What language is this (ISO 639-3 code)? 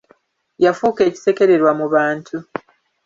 lug